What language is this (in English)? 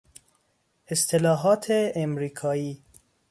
Persian